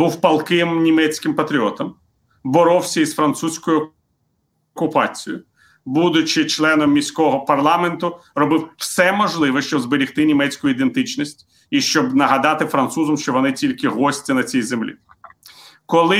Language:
Ukrainian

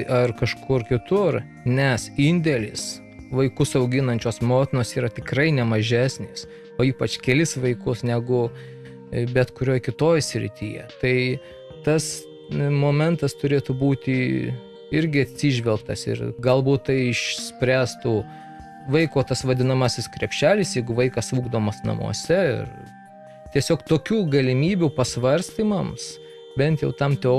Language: Russian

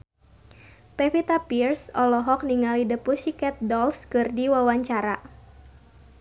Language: Sundanese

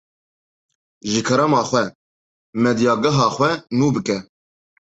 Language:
Kurdish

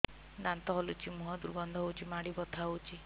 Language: Odia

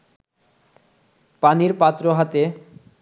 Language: Bangla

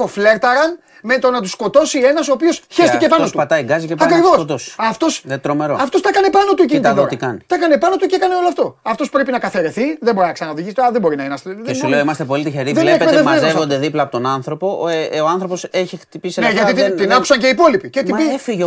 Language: Greek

